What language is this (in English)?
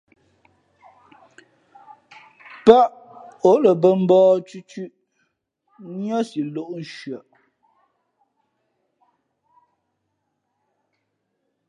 Fe'fe'